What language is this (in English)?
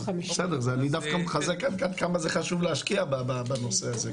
Hebrew